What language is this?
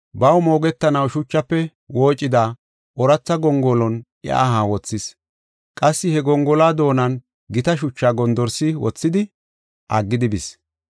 Gofa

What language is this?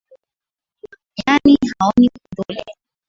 Swahili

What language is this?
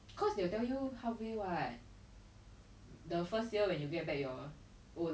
English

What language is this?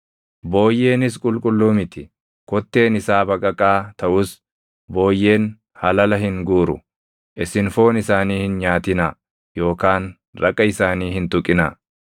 Oromo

